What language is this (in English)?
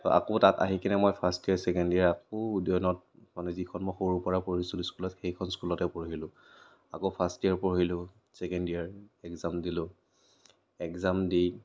Assamese